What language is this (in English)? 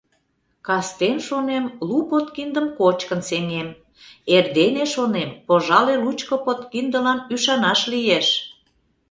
Mari